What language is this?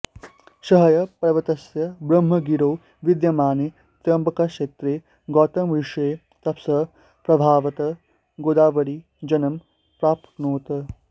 Sanskrit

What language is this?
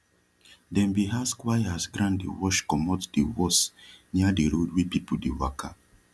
Nigerian Pidgin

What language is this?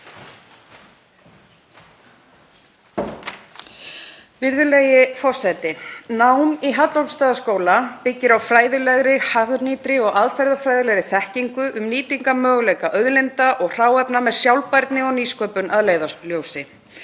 Icelandic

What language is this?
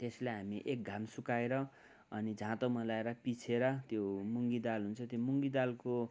Nepali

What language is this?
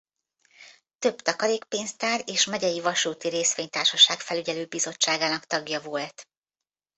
Hungarian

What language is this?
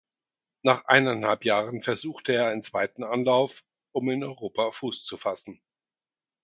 German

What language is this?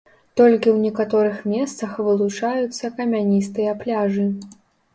Belarusian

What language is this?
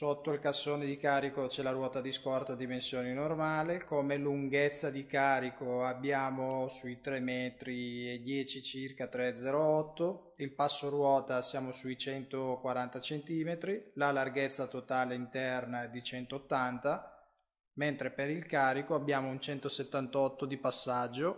Italian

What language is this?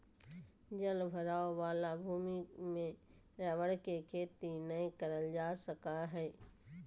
Magahi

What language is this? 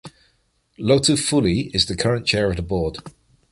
English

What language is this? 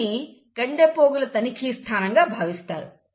Telugu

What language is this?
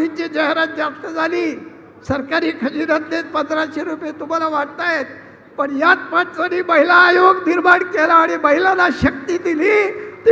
Marathi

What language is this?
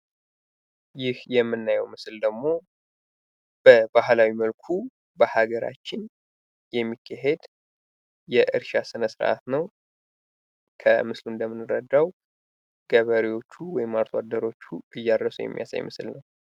Amharic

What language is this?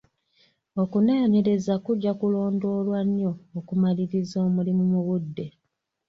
Ganda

